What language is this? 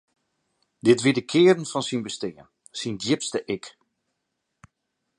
Western Frisian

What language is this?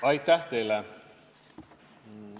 Estonian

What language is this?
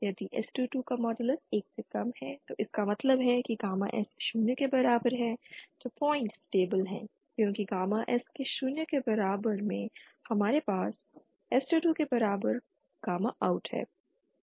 Hindi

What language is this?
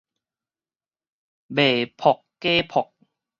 Min Nan Chinese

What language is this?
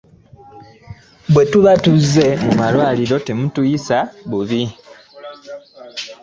Ganda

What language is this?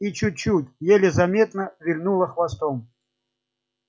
Russian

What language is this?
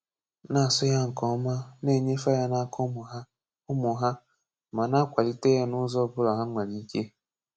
Igbo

